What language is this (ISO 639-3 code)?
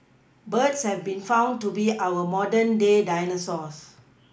eng